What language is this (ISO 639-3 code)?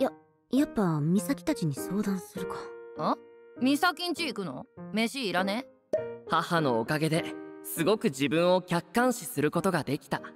jpn